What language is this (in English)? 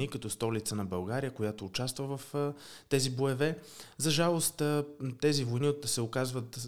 Bulgarian